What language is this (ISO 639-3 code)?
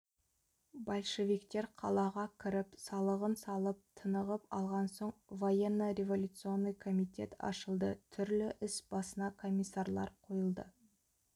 kaz